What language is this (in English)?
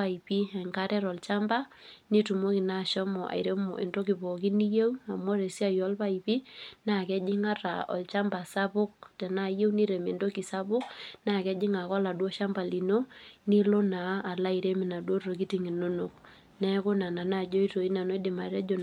Masai